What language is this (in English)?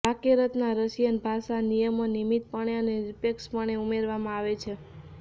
Gujarati